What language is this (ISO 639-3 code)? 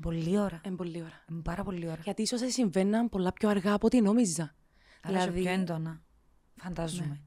ell